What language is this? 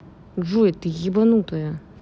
Russian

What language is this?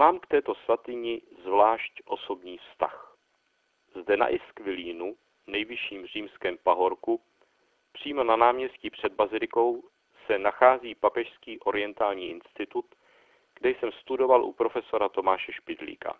Czech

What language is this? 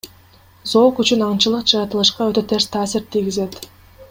Kyrgyz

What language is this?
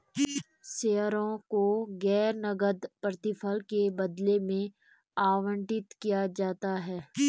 Hindi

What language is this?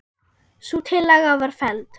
Icelandic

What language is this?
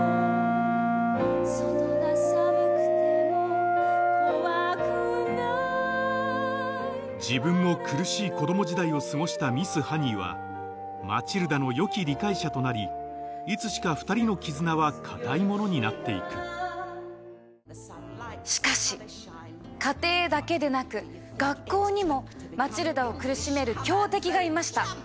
Japanese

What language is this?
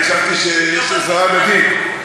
Hebrew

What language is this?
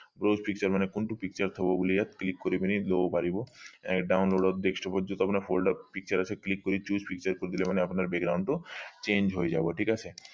Assamese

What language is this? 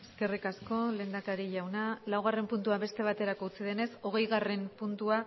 Basque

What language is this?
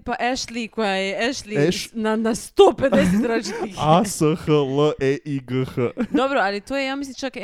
Croatian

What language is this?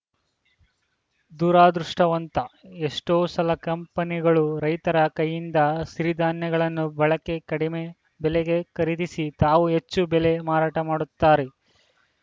Kannada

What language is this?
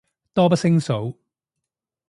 Cantonese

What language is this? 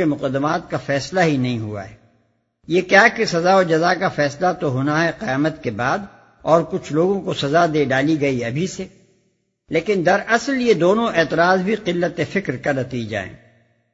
Urdu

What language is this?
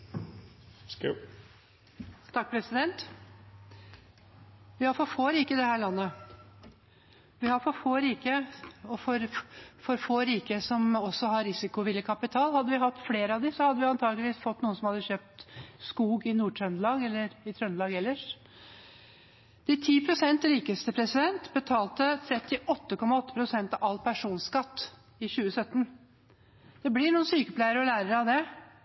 Norwegian Bokmål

